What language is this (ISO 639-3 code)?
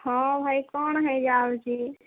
ori